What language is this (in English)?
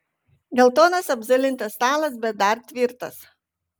Lithuanian